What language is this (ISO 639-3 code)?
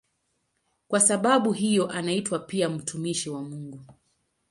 swa